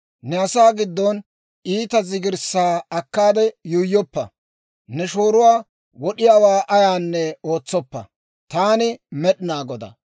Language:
Dawro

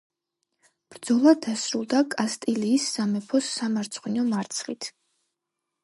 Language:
Georgian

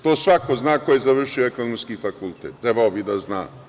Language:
Serbian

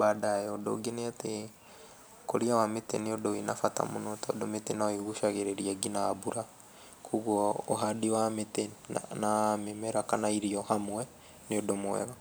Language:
Kikuyu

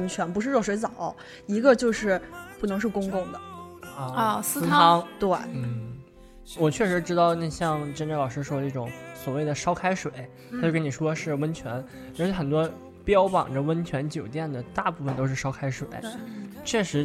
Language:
Chinese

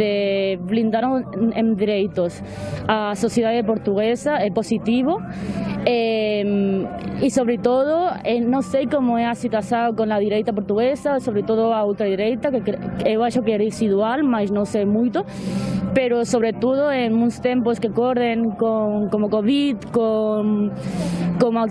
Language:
Portuguese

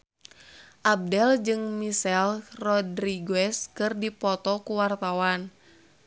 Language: Sundanese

